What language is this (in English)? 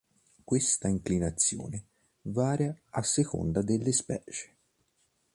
Italian